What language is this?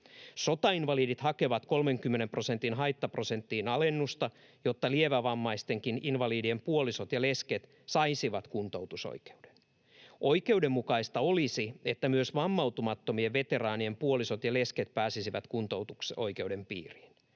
Finnish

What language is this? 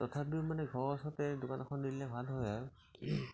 Assamese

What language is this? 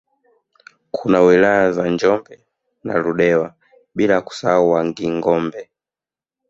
Swahili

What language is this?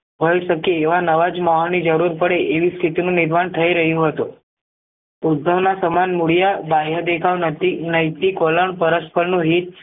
Gujarati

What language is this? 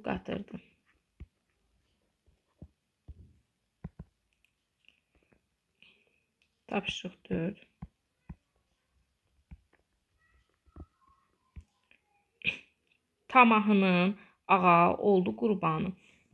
Turkish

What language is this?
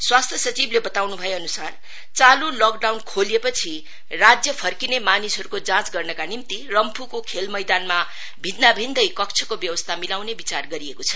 Nepali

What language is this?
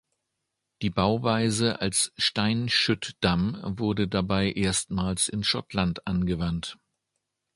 German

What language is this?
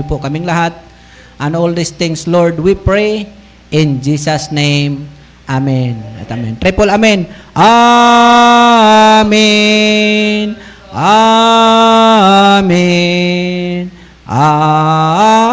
Filipino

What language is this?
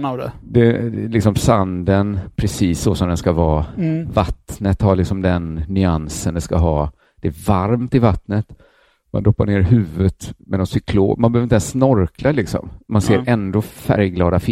Swedish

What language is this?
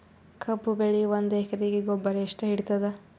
Kannada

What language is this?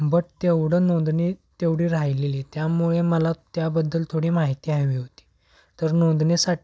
Marathi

